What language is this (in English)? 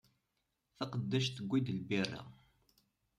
Kabyle